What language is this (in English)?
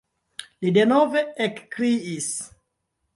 Esperanto